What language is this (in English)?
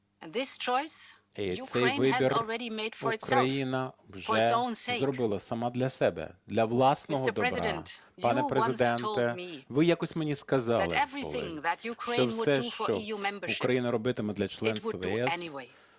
Ukrainian